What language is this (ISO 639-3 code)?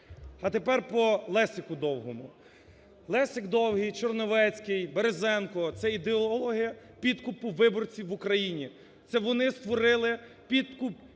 ukr